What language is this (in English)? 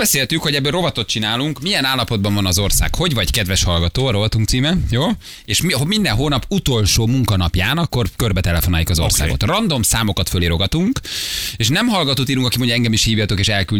Hungarian